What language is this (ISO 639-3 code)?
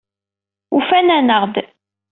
kab